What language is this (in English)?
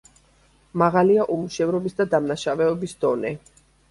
Georgian